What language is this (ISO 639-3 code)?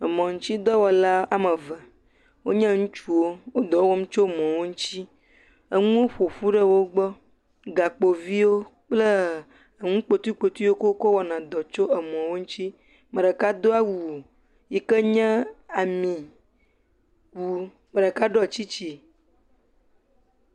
ewe